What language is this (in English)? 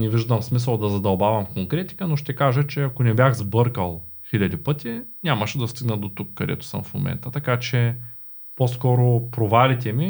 Bulgarian